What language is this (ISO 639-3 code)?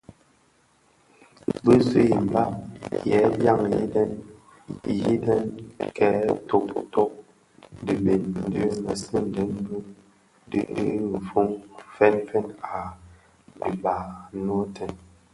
ksf